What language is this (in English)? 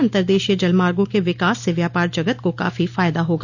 Hindi